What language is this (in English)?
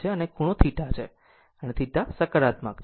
Gujarati